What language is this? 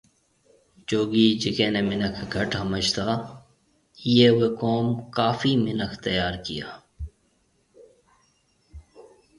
Marwari (Pakistan)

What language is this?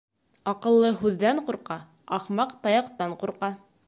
Bashkir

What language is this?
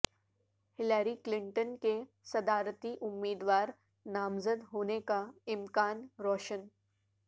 Urdu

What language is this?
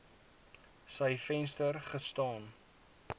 Afrikaans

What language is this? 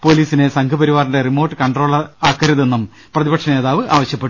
Malayalam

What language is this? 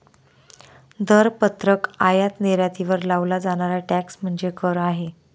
Marathi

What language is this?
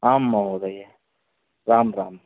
Sanskrit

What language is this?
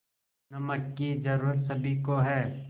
Hindi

